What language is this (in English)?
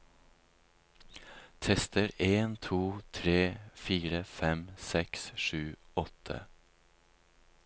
Norwegian